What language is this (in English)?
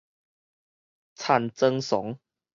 Min Nan Chinese